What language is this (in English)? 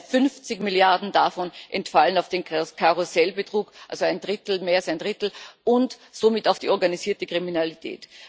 German